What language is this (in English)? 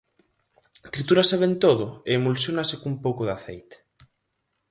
Galician